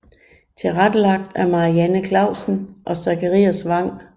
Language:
Danish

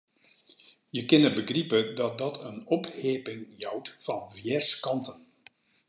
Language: Western Frisian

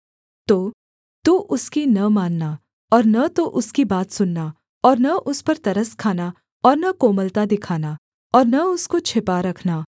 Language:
Hindi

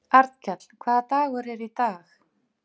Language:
Icelandic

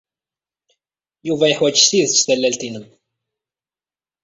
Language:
Kabyle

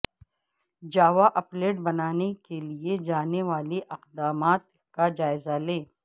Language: Urdu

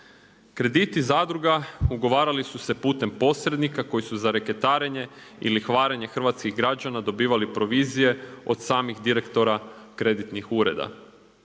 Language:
Croatian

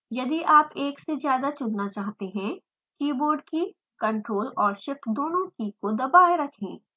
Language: Hindi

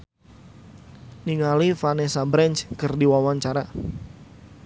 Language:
Sundanese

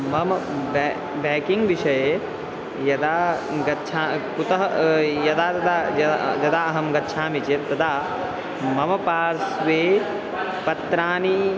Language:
Sanskrit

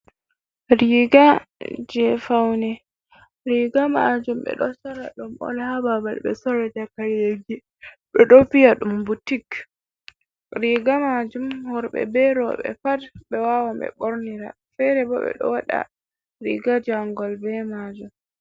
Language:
Fula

